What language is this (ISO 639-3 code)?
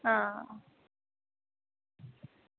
doi